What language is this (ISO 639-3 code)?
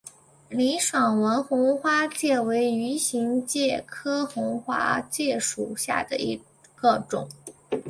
zho